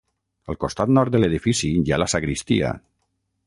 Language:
Catalan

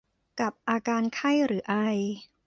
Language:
Thai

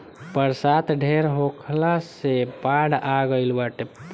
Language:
Bhojpuri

